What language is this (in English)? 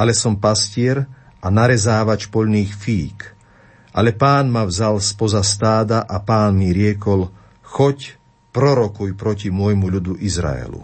Slovak